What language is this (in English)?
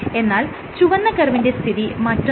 Malayalam